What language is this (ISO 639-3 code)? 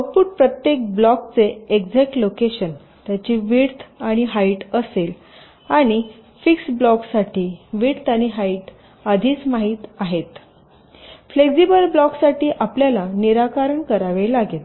mar